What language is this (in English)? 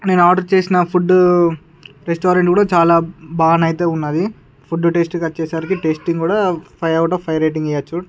Telugu